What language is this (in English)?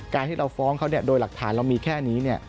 Thai